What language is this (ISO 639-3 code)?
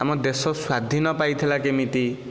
ori